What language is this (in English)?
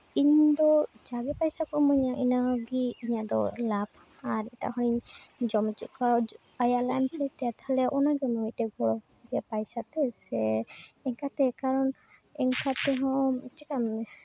Santali